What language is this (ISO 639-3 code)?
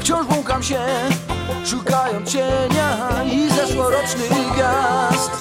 pol